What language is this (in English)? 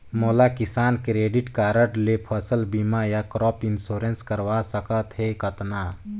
Chhattisgarhi